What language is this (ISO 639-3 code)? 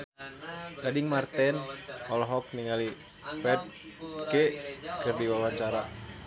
sun